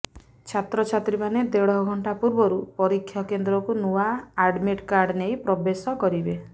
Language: Odia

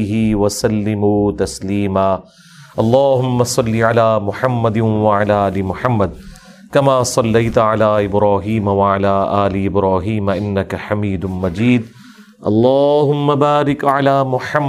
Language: Urdu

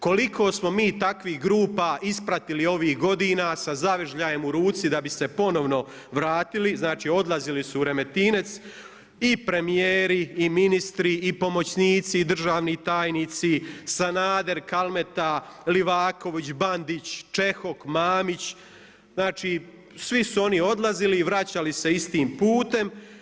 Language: Croatian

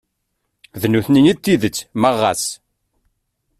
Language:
Kabyle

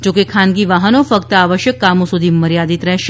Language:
Gujarati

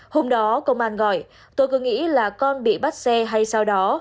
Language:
Vietnamese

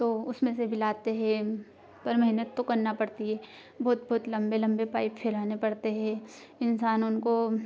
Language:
Hindi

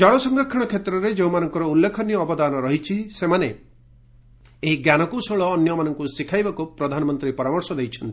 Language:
Odia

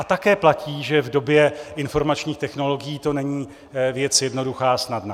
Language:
Czech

